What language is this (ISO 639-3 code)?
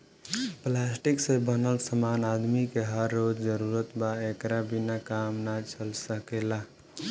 bho